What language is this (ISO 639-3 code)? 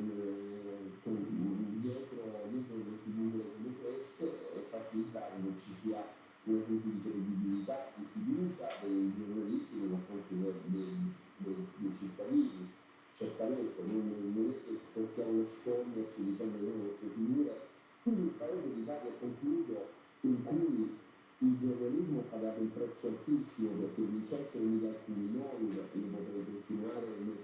ita